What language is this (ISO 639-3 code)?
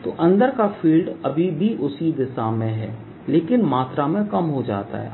hin